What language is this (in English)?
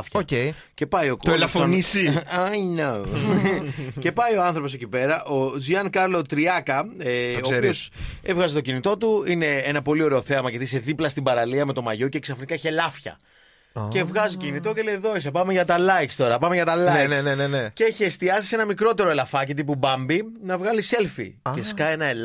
Greek